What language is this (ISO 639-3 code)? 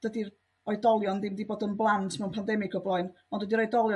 cym